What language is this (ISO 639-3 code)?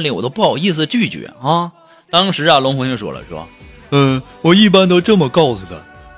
zho